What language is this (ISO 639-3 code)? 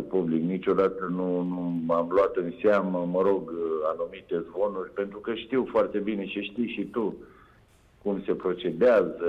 ron